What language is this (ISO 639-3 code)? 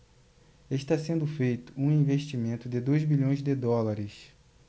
por